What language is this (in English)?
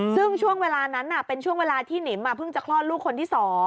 Thai